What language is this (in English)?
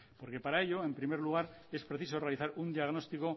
Spanish